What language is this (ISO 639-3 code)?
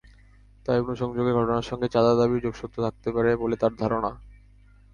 ben